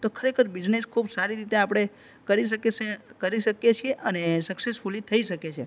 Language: Gujarati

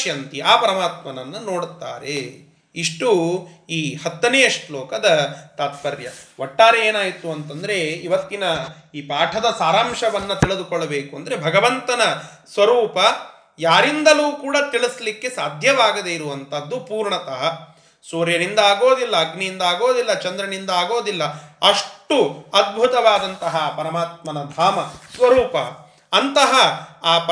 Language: Kannada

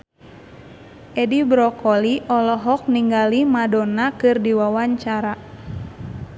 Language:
Sundanese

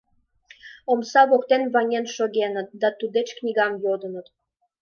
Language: Mari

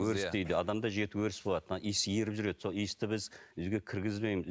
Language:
Kazakh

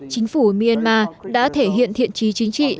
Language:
Vietnamese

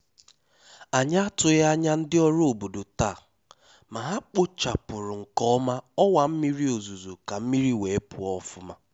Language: Igbo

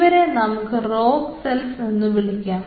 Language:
Malayalam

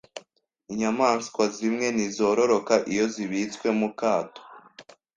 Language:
Kinyarwanda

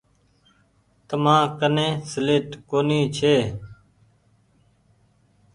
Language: Goaria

